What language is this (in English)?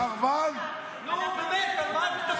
Hebrew